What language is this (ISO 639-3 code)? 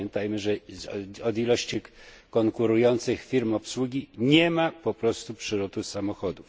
pol